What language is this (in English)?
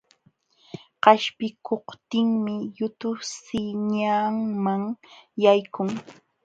Jauja Wanca Quechua